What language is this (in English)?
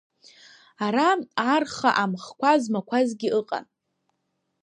Abkhazian